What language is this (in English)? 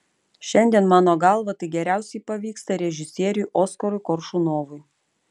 Lithuanian